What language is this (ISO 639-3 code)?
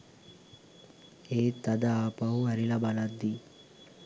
sin